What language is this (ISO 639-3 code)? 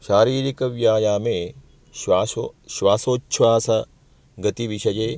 san